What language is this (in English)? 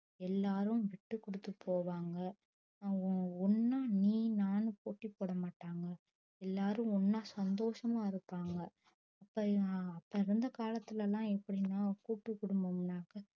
Tamil